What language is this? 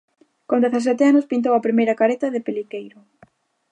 Galician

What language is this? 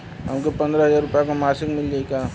Bhojpuri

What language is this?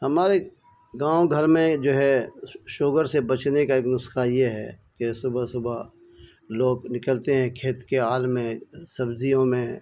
Urdu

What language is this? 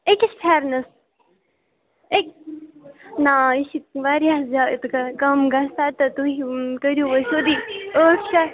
Kashmiri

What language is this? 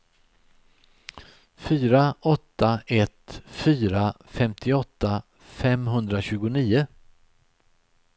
Swedish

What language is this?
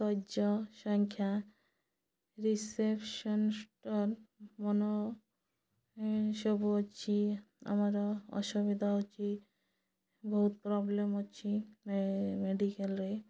Odia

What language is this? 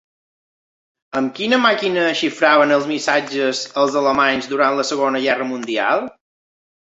Catalan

